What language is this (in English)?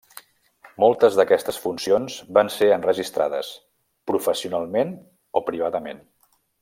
Catalan